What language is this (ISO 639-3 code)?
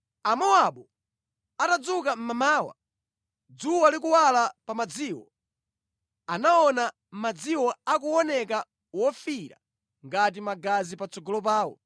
nya